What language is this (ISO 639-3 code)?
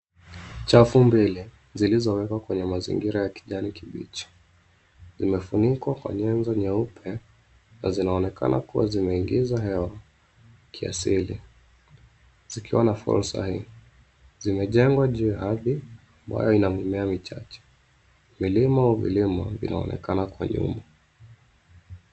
swa